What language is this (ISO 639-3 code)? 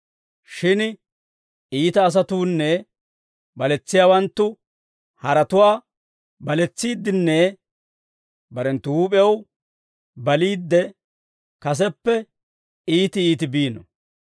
dwr